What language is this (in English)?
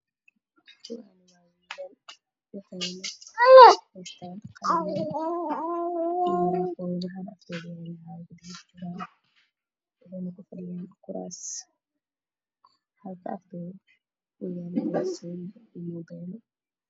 Somali